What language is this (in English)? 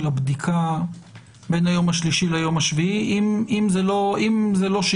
Hebrew